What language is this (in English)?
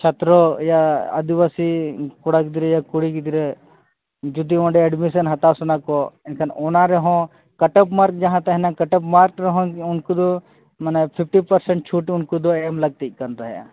Santali